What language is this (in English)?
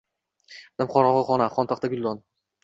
Uzbek